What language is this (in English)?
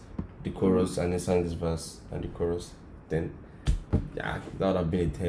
Turkish